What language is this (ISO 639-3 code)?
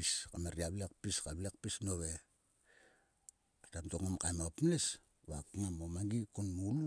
sua